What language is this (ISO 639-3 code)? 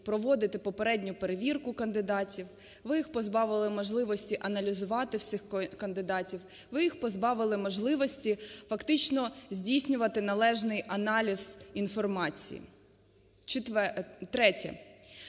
ukr